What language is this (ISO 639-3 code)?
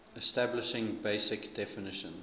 eng